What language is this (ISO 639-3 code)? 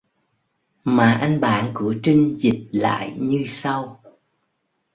vie